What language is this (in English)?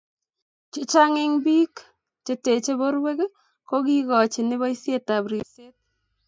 Kalenjin